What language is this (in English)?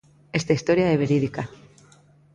Galician